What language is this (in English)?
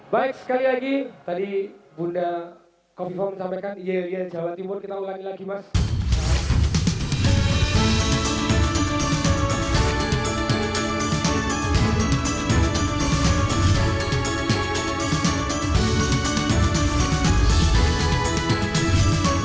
Indonesian